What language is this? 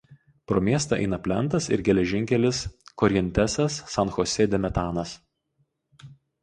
Lithuanian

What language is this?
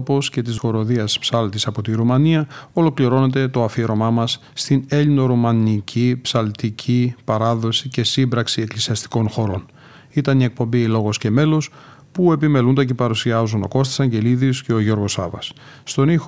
Greek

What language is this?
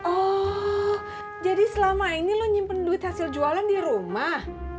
Indonesian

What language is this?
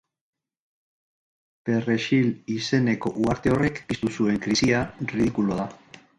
Basque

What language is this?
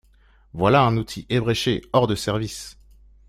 French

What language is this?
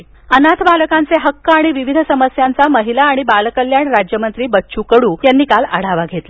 Marathi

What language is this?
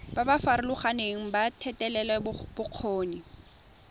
Tswana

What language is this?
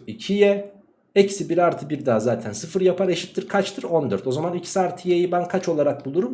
Turkish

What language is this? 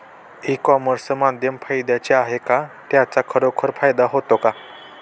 Marathi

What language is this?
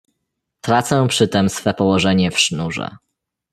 Polish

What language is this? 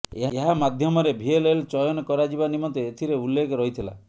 Odia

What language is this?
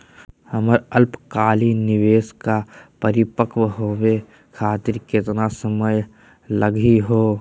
Magahi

